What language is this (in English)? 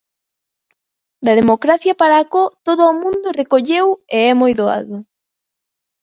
Galician